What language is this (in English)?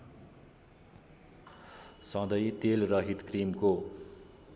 Nepali